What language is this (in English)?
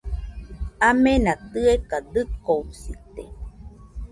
Nüpode Huitoto